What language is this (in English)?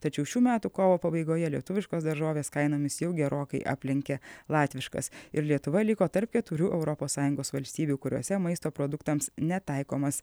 Lithuanian